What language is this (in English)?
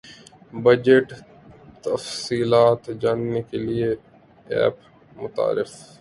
Urdu